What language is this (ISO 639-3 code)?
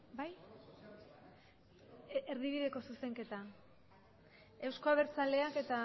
eus